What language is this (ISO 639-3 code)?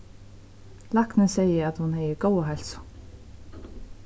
fao